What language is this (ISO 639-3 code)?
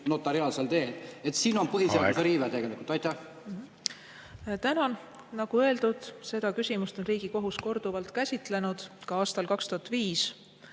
est